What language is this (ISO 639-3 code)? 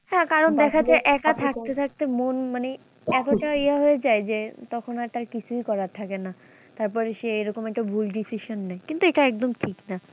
ben